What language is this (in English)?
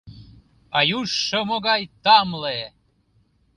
Mari